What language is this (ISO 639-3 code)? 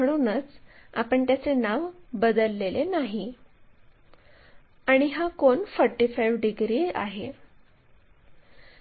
mar